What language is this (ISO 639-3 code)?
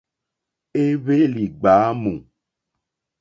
bri